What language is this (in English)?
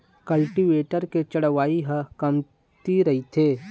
Chhattisgarhi